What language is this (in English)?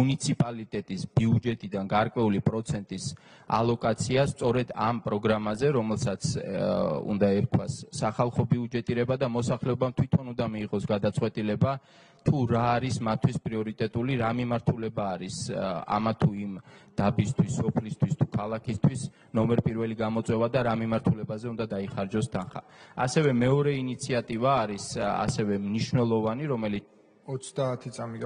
Romanian